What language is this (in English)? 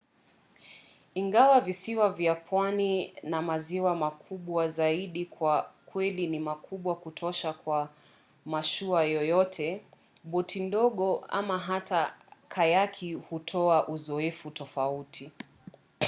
Swahili